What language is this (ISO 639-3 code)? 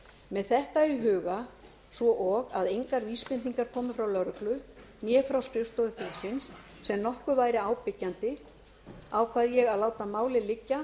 isl